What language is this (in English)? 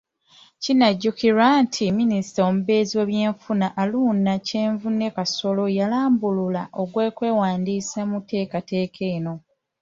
Ganda